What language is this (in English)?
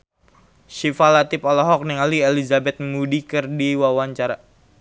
Sundanese